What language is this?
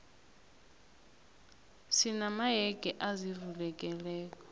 South Ndebele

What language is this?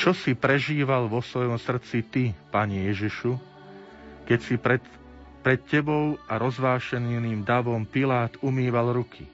Slovak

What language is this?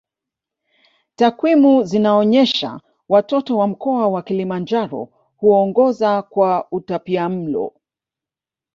Swahili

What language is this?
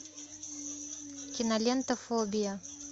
Russian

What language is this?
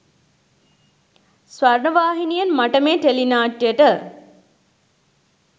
Sinhala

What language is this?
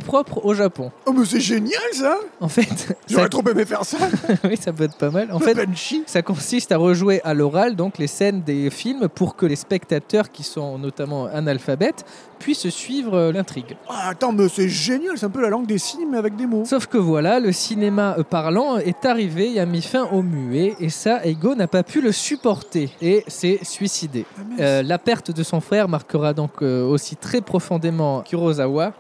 French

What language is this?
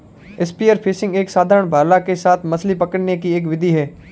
Hindi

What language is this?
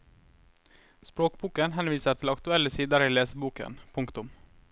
Norwegian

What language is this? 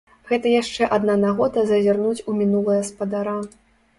Belarusian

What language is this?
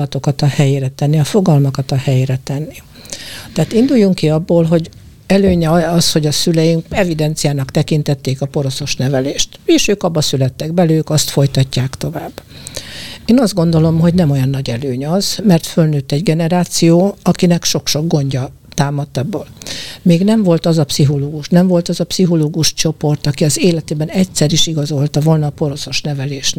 Hungarian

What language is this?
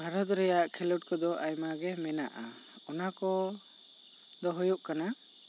Santali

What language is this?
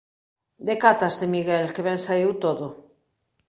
Galician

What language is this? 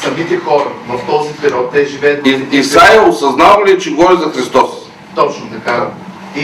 Bulgarian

